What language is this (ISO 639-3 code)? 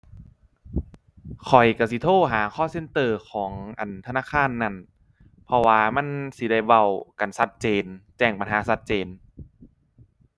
tha